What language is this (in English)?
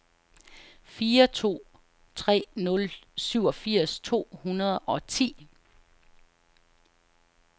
Danish